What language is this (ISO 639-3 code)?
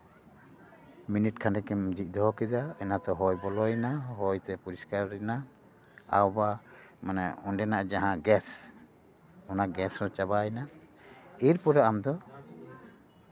sat